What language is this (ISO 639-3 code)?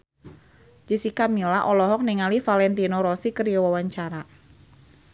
sun